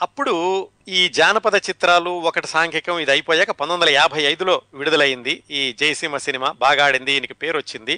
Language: Telugu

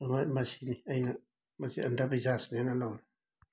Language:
Manipuri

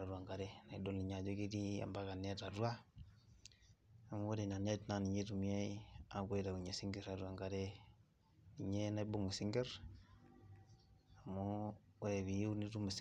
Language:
Masai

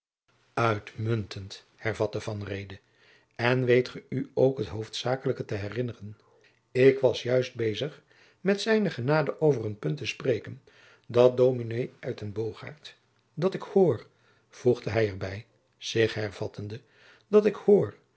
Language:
Dutch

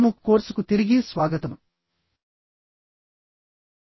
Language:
Telugu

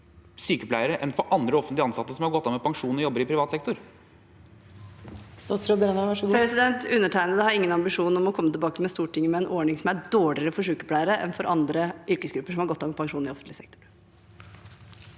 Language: Norwegian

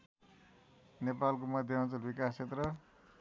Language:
Nepali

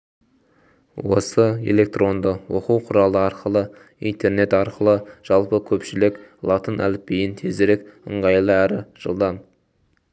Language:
Kazakh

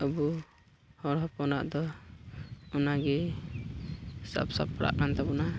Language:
Santali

